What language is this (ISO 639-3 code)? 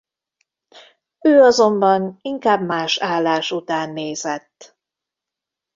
hun